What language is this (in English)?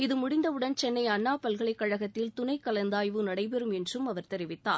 Tamil